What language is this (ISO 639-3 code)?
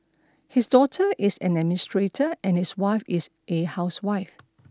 eng